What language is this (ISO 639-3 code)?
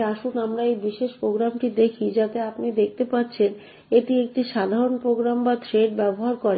ben